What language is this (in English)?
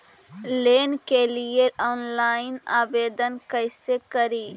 Magahi